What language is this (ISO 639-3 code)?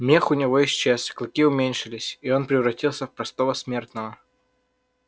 rus